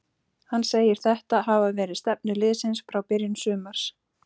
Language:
Icelandic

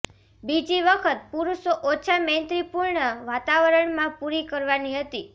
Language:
Gujarati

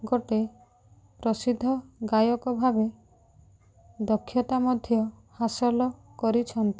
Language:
Odia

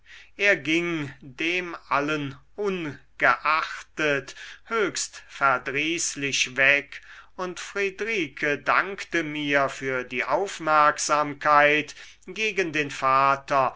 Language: German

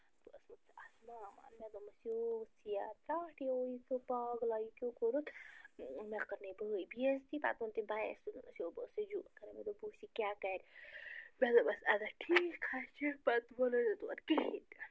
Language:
Kashmiri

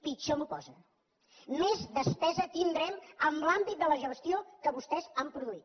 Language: Catalan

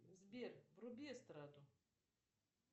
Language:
Russian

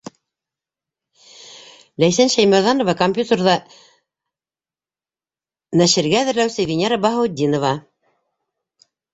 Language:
Bashkir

